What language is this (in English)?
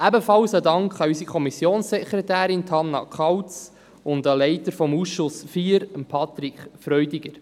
Swiss German